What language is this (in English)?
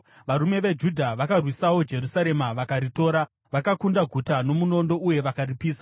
Shona